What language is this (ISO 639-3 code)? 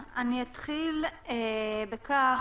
heb